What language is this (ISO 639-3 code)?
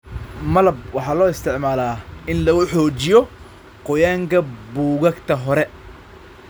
som